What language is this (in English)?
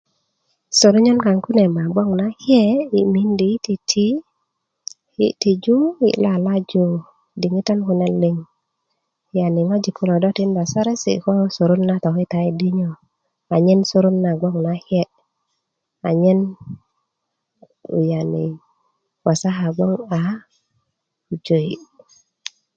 Kuku